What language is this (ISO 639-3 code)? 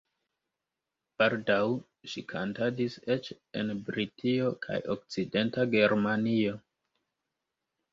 epo